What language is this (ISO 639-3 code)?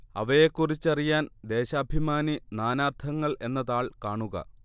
mal